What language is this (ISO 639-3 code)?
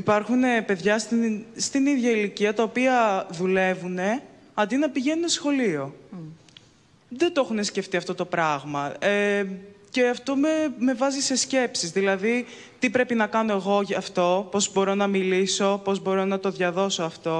ell